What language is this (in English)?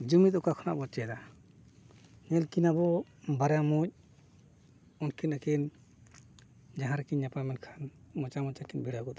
Santali